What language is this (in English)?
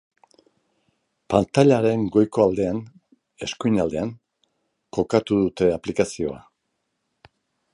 Basque